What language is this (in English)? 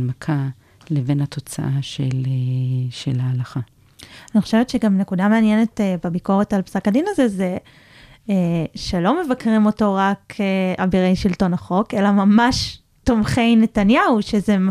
Hebrew